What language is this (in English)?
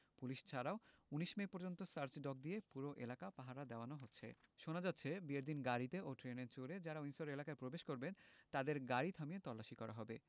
Bangla